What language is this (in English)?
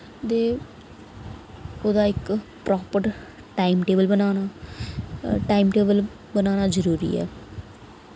Dogri